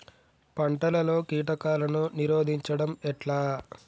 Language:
Telugu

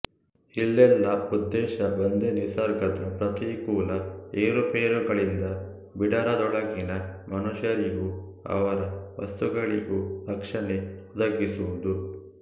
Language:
Kannada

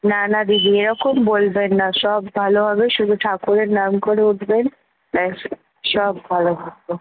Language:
Bangla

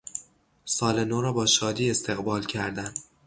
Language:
Persian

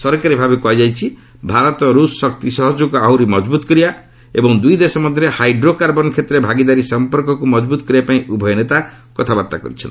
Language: Odia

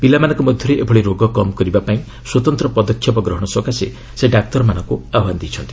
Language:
Odia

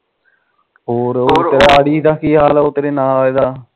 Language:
Punjabi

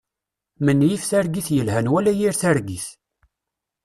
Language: Kabyle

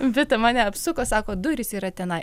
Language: Lithuanian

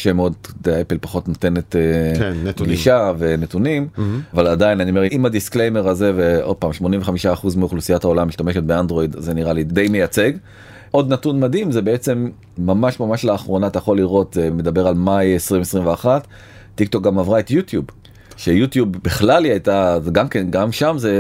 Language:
Hebrew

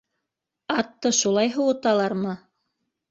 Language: Bashkir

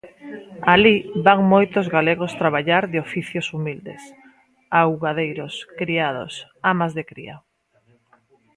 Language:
Galician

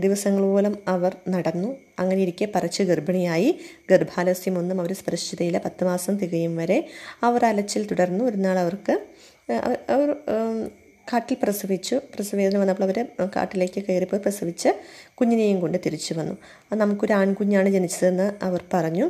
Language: Malayalam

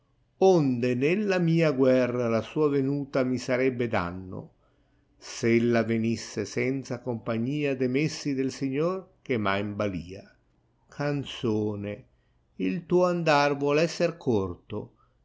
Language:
Italian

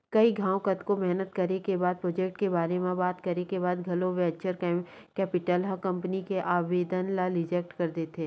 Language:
Chhattisgarhi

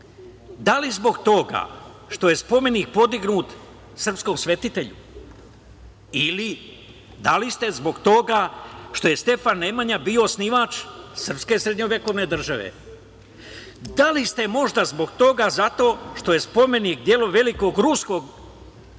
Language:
Serbian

